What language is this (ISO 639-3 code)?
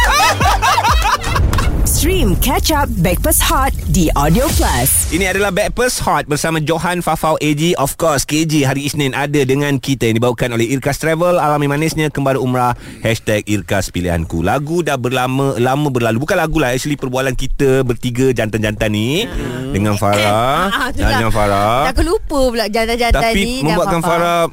msa